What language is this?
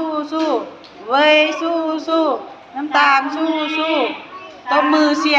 Thai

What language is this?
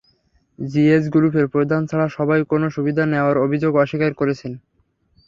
Bangla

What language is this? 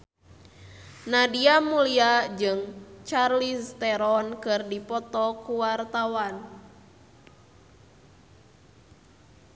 Sundanese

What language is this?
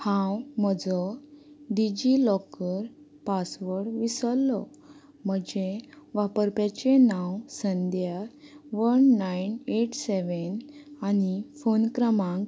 Konkani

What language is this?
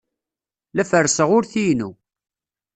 Kabyle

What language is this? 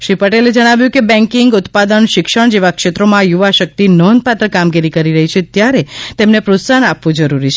Gujarati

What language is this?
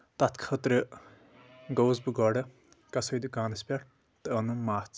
Kashmiri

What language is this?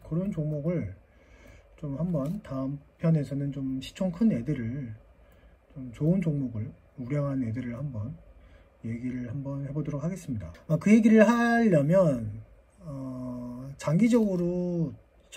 Korean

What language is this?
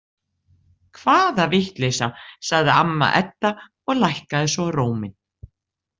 Icelandic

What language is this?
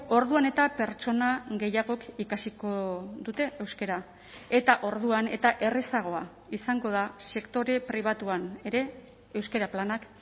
Basque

